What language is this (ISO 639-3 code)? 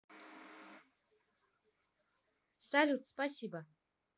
rus